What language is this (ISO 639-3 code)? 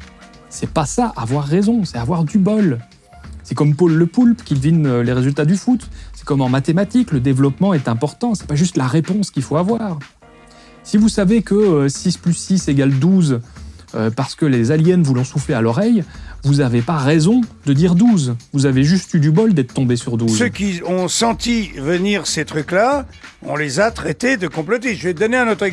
fra